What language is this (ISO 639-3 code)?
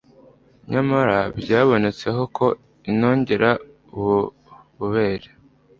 kin